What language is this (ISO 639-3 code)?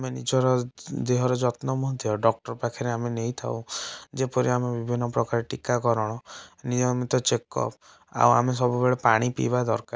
ori